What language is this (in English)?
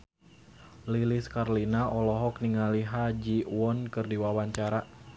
Sundanese